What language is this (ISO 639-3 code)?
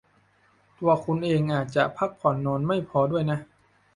tha